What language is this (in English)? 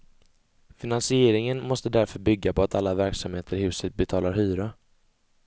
Swedish